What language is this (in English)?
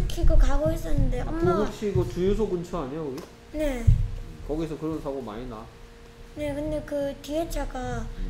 Korean